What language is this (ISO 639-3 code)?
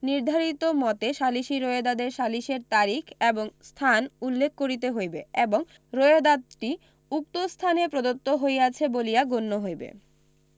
ben